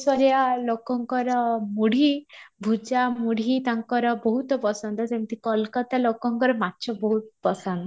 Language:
Odia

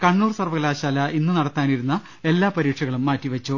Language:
Malayalam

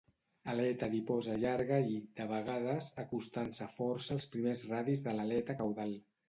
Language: Catalan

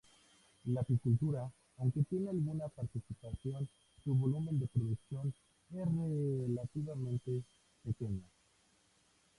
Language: Spanish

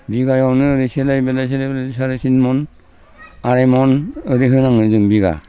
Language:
Bodo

